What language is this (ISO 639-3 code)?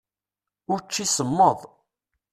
kab